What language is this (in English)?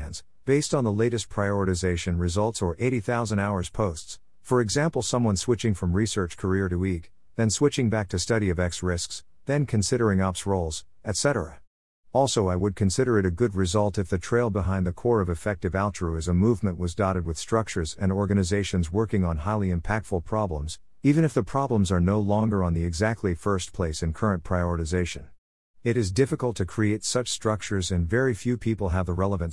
English